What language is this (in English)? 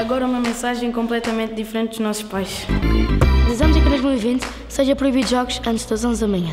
Portuguese